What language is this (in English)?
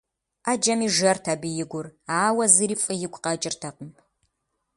Kabardian